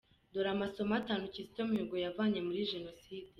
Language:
Kinyarwanda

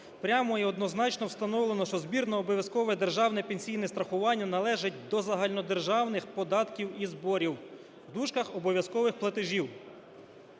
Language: Ukrainian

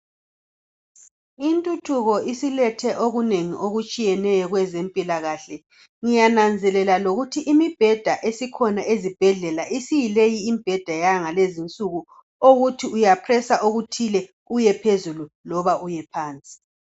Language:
North Ndebele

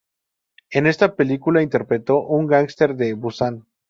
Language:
Spanish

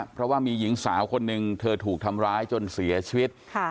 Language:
Thai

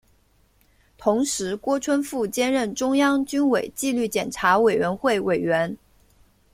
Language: Chinese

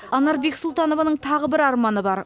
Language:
Kazakh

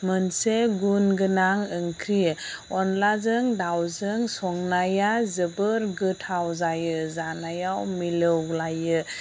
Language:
Bodo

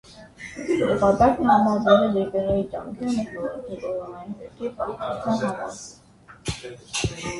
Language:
Armenian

